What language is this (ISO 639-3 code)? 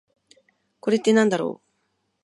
jpn